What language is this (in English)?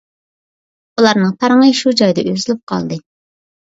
Uyghur